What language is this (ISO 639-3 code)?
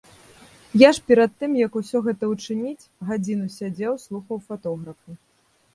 bel